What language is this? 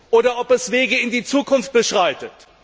German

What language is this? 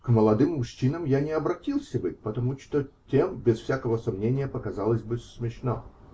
Russian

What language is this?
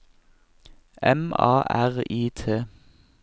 Norwegian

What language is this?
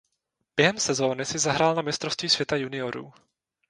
Czech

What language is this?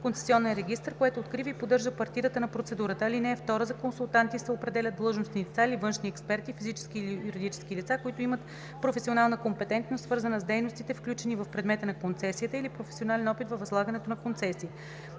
Bulgarian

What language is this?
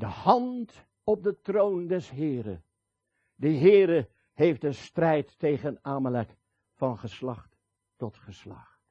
Dutch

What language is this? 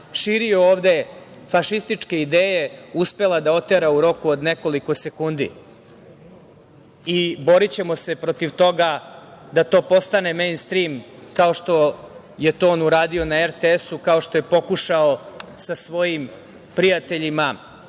Serbian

